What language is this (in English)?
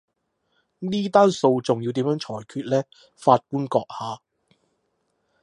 Cantonese